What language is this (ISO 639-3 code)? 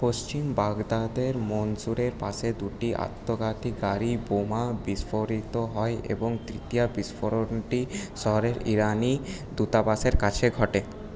ben